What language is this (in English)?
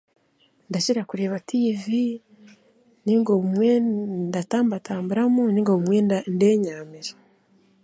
Chiga